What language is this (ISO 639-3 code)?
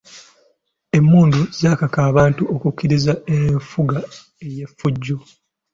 lug